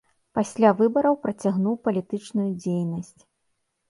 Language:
Belarusian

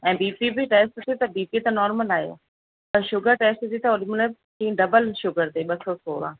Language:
Sindhi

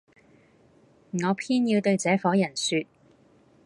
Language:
Cantonese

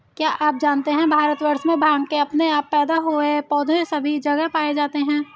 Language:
Hindi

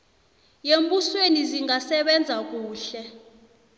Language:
South Ndebele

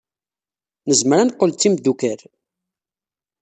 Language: Kabyle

